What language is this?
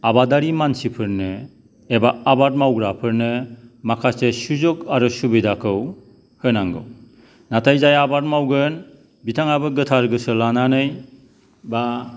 Bodo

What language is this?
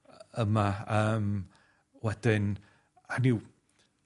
Welsh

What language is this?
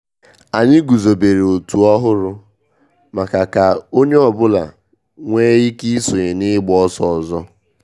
Igbo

